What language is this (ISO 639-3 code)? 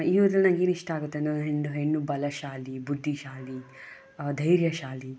kan